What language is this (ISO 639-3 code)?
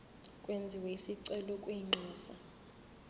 zul